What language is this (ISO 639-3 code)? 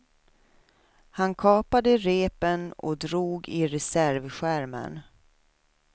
swe